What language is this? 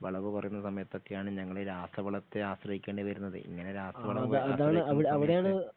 Malayalam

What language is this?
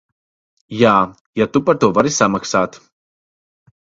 Latvian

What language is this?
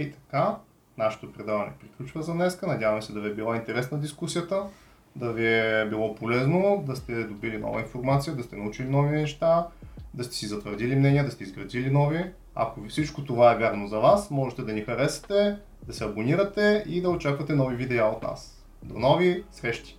Bulgarian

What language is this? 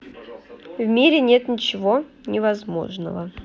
Russian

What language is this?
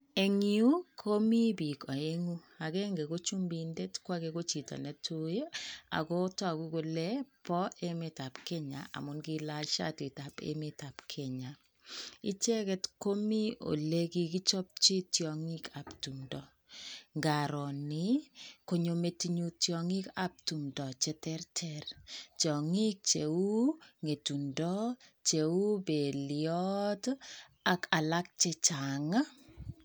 Kalenjin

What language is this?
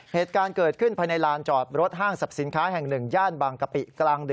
Thai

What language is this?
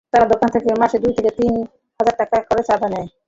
Bangla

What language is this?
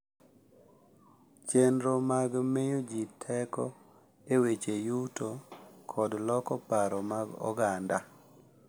Luo (Kenya and Tanzania)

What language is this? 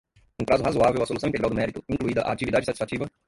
Portuguese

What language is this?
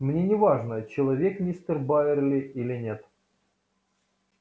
Russian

